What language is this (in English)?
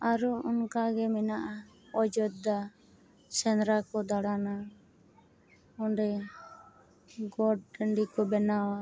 Santali